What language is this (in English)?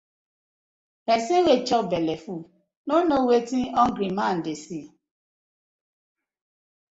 Nigerian Pidgin